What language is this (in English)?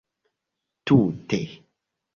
Esperanto